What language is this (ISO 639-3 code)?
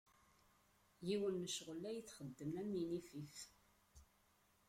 kab